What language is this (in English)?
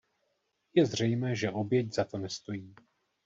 Czech